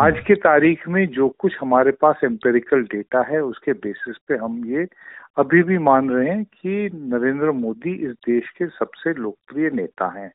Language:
Hindi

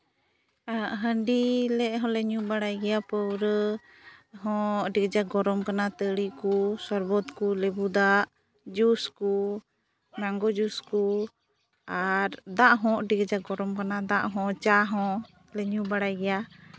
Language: Santali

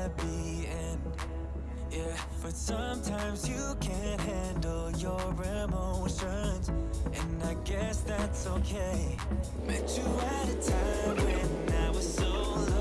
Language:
Korean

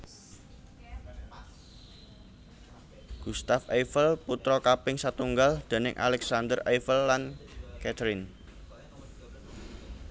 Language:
Javanese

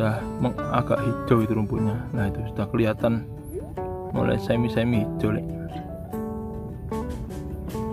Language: Indonesian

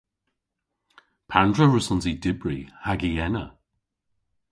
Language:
Cornish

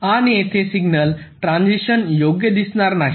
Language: Marathi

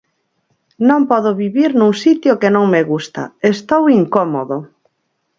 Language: Galician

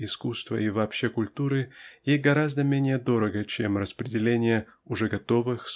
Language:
Russian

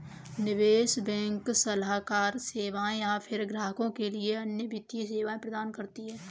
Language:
Hindi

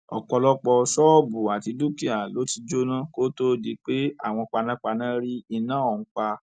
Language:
Yoruba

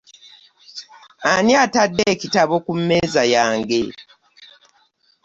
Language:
Ganda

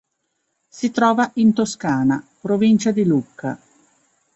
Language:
Italian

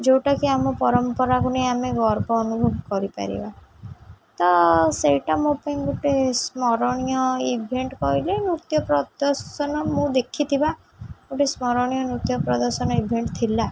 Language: Odia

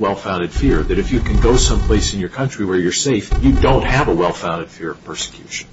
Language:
English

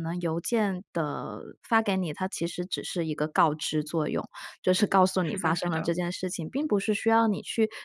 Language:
Chinese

